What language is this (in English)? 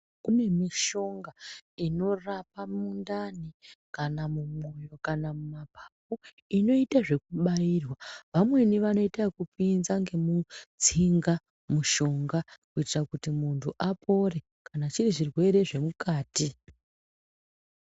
Ndau